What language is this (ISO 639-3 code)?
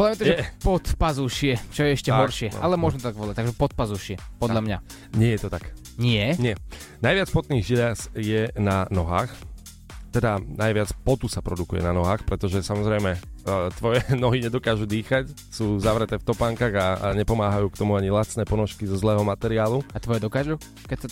slk